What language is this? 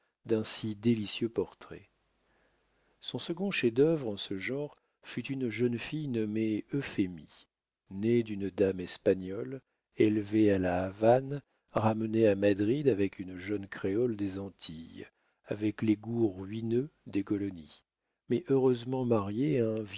French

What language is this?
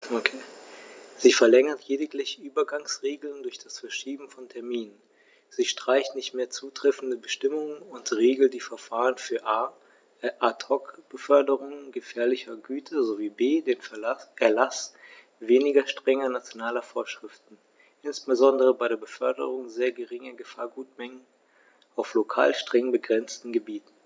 German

